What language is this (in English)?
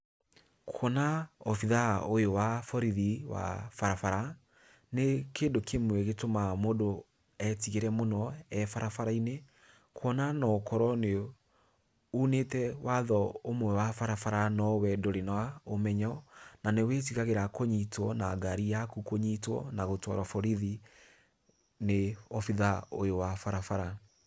Kikuyu